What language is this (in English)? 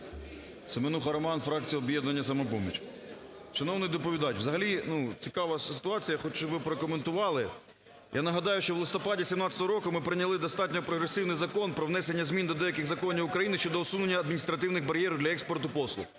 Ukrainian